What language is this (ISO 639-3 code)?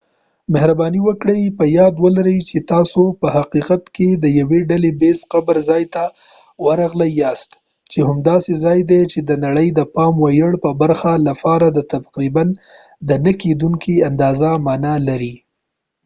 pus